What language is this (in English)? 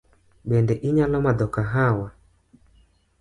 Luo (Kenya and Tanzania)